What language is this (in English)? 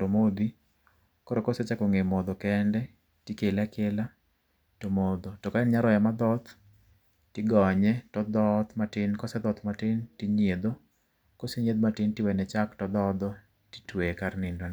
Luo (Kenya and Tanzania)